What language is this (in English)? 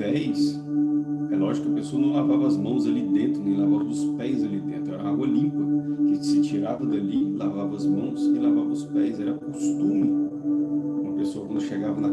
Portuguese